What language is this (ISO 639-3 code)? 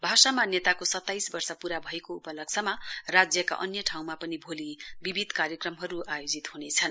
nep